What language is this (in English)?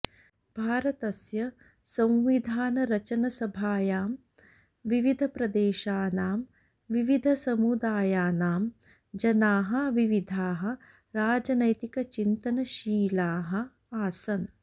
Sanskrit